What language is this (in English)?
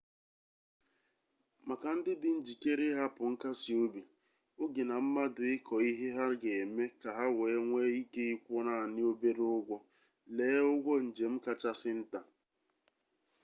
Igbo